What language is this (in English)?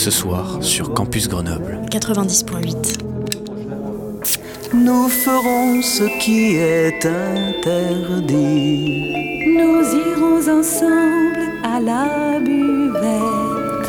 French